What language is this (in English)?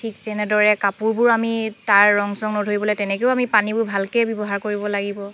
Assamese